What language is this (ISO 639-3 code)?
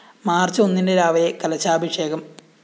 mal